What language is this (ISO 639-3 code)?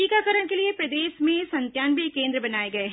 hin